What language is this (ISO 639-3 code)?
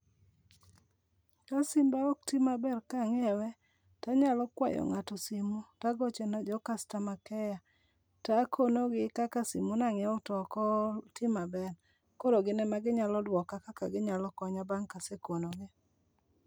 luo